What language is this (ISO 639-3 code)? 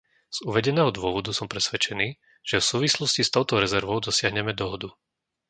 slk